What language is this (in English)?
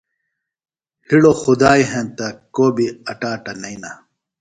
Phalura